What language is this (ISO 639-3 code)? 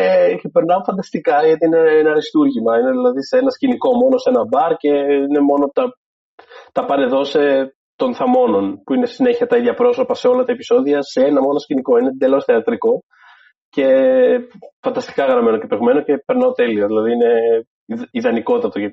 ell